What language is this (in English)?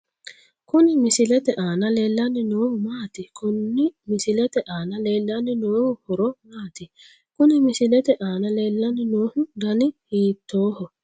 Sidamo